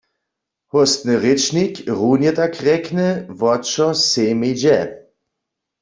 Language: Upper Sorbian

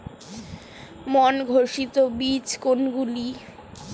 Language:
Bangla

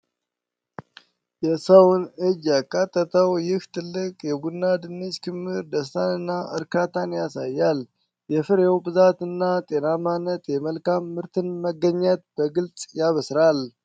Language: Amharic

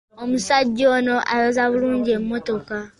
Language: Ganda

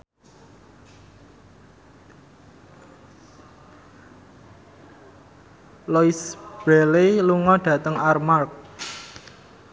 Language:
Javanese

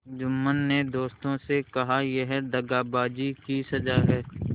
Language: Hindi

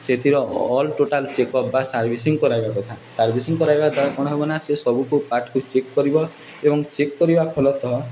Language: Odia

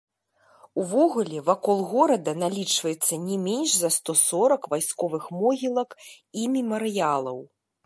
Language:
Belarusian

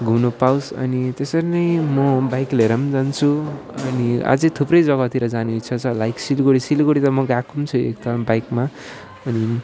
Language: Nepali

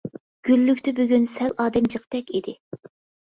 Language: Uyghur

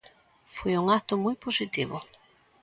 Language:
Galician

